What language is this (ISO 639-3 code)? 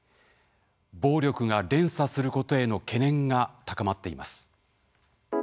jpn